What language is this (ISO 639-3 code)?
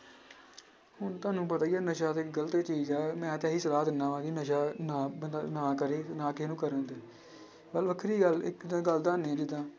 pan